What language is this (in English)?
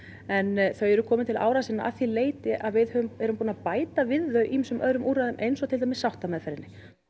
Icelandic